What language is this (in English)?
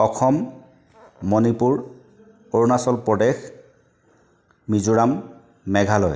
Assamese